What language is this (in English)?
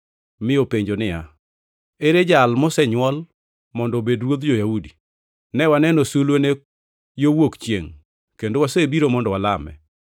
Luo (Kenya and Tanzania)